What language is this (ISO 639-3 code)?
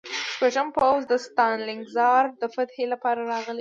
pus